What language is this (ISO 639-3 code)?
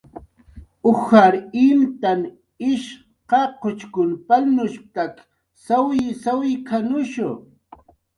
jqr